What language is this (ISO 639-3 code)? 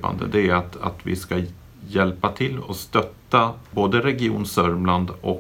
swe